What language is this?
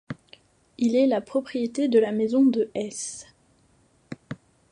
French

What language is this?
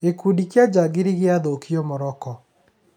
Kikuyu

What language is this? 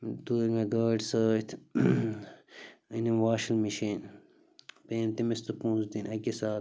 Kashmiri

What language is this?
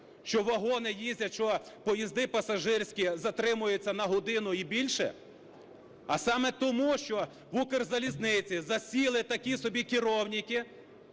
Ukrainian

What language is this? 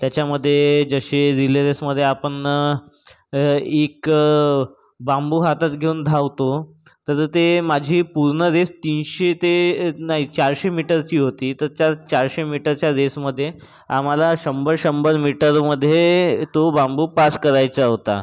Marathi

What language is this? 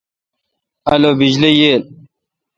Kalkoti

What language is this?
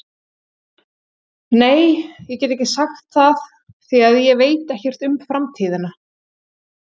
Icelandic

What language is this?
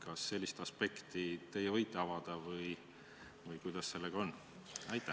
Estonian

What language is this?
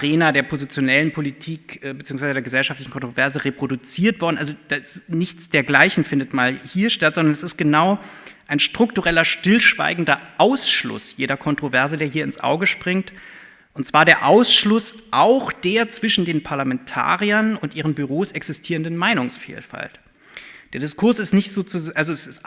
German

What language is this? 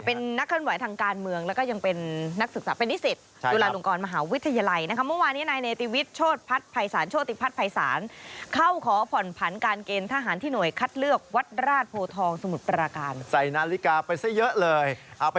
Thai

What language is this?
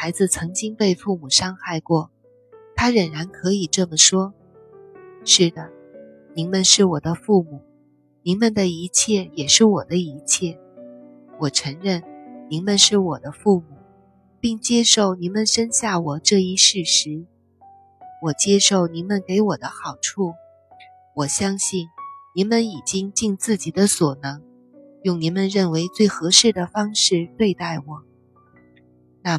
Chinese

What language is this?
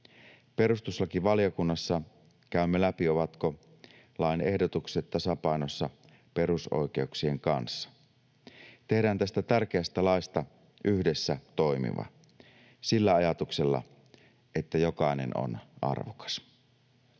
Finnish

